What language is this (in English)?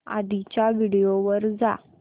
Marathi